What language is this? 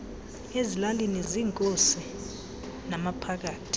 Xhosa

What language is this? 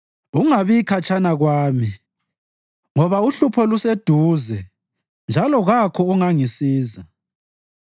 North Ndebele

